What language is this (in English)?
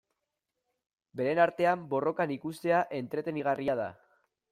Basque